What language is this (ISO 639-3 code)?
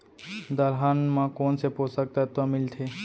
hne